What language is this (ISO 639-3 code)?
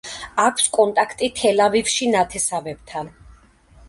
kat